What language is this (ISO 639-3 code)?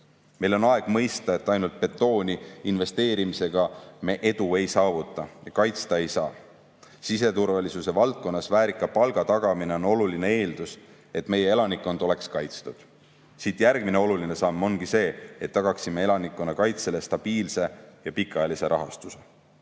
est